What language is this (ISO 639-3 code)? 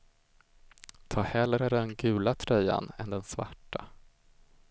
swe